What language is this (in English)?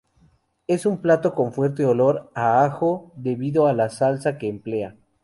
Spanish